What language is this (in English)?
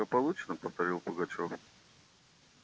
Russian